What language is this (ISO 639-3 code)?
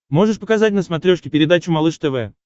rus